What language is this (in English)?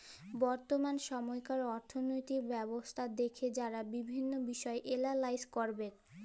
Bangla